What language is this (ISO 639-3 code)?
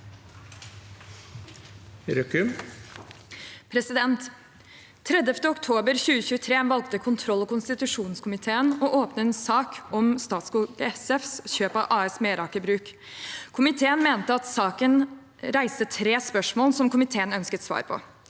nor